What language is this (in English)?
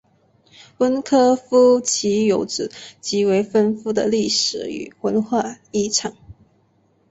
Chinese